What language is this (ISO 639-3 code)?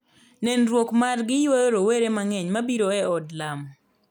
luo